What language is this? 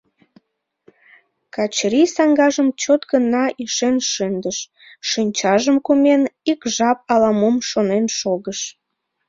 Mari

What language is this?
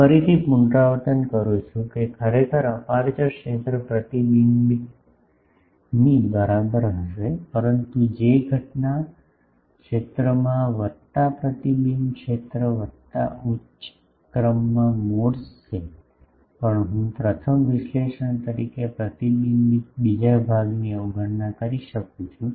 Gujarati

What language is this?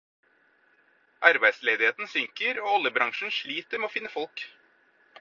Norwegian Bokmål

